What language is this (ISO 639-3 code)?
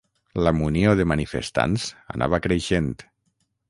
cat